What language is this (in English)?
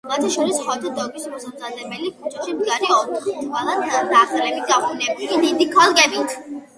Georgian